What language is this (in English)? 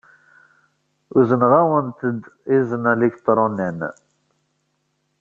Kabyle